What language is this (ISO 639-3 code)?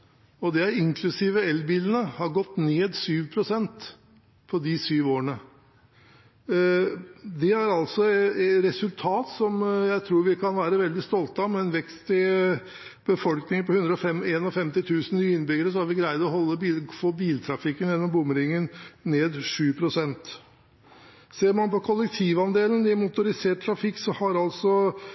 nob